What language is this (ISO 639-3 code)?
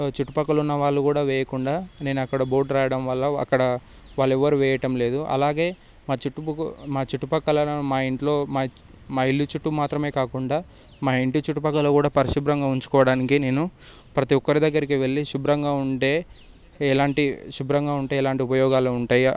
tel